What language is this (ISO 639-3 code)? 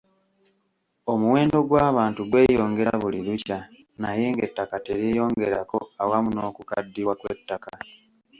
lug